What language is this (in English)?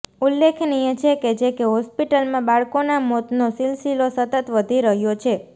Gujarati